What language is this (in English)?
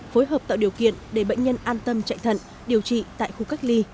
Vietnamese